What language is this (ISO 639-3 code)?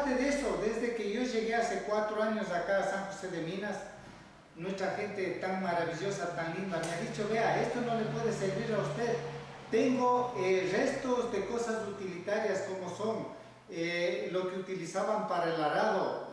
spa